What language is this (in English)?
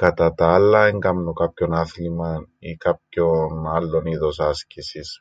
Greek